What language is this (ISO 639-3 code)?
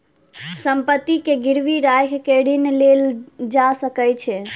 mai